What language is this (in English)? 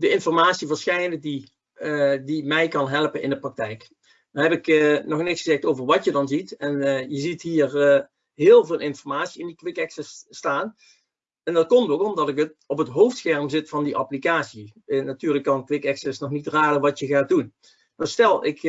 Dutch